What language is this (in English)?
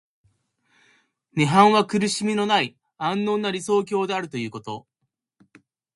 Japanese